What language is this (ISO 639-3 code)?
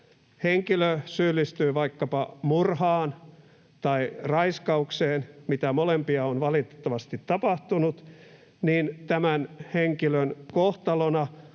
fin